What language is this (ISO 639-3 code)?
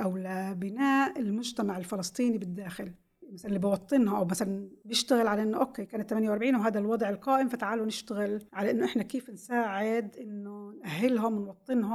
ara